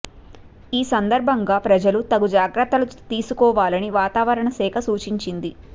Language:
Telugu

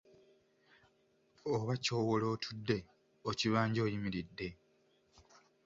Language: Ganda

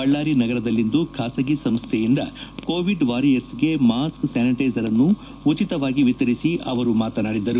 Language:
Kannada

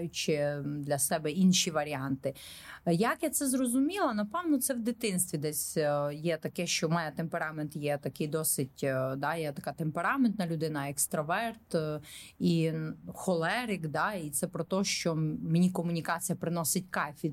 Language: Ukrainian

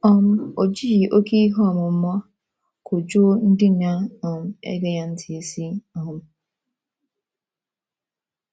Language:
Igbo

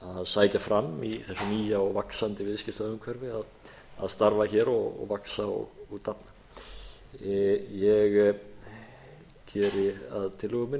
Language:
Icelandic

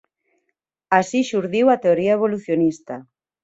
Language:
Galician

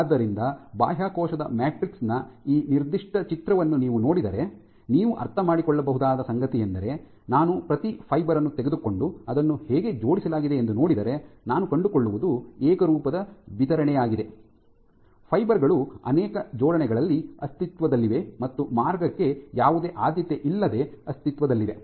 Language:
Kannada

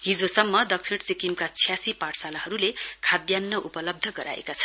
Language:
Nepali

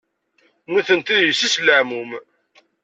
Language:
Kabyle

